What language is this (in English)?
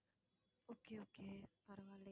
Tamil